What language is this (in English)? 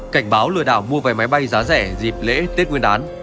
Vietnamese